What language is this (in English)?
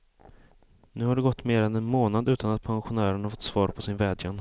Swedish